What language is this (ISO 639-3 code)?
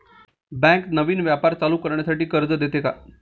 mar